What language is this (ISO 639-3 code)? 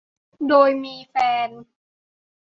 tha